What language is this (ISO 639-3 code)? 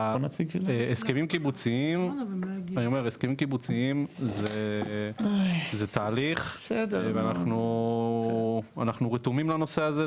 heb